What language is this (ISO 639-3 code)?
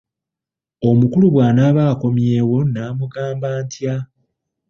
lug